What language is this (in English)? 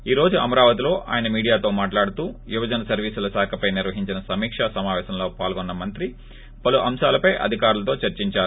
Telugu